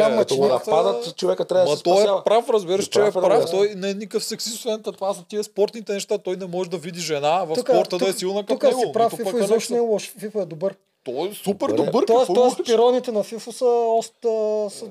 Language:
Bulgarian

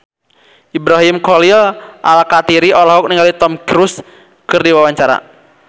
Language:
Sundanese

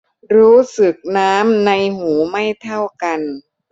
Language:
Thai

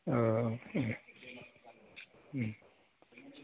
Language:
Bodo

